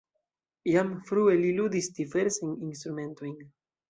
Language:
Esperanto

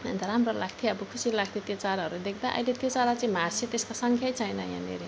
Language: Nepali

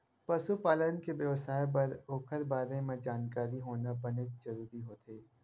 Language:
Chhattisgarhi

